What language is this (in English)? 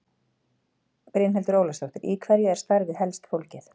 Icelandic